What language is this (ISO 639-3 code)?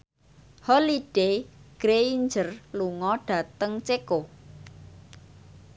jav